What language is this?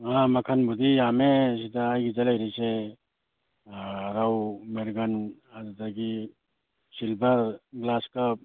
Manipuri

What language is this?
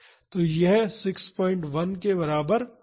Hindi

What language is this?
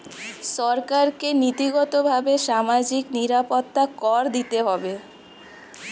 Bangla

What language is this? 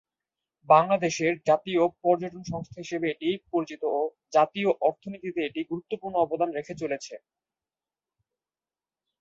Bangla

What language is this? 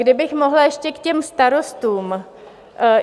Czech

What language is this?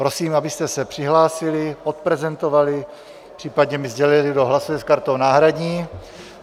Czech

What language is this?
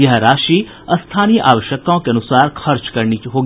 Hindi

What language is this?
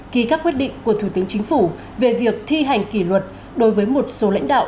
Vietnamese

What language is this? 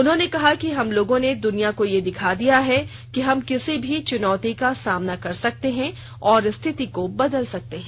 Hindi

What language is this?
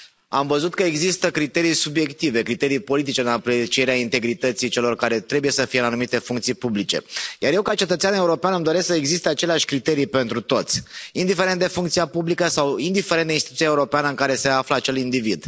Romanian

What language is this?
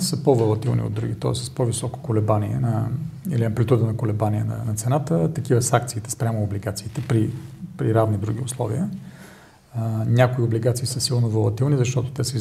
Bulgarian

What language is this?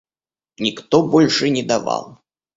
Russian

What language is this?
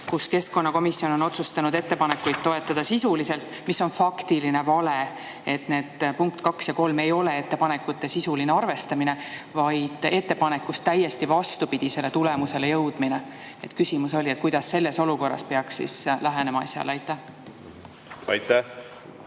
Estonian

